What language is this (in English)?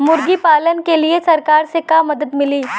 Bhojpuri